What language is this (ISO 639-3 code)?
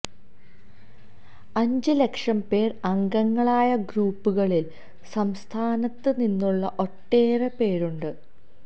mal